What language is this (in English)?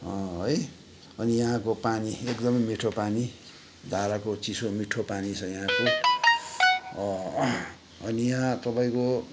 Nepali